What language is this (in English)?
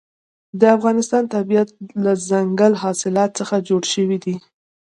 Pashto